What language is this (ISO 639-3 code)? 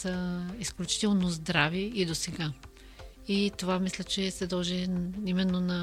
bul